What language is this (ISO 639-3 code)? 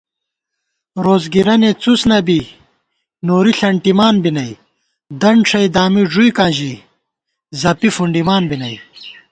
gwt